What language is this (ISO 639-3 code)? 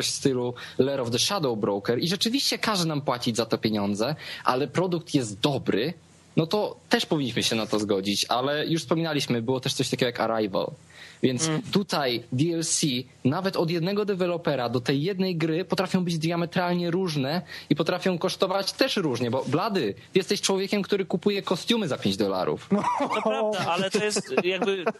pol